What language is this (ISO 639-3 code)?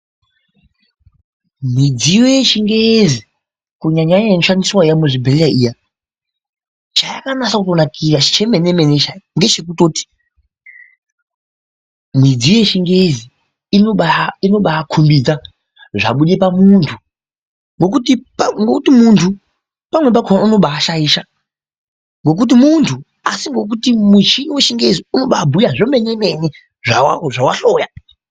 ndc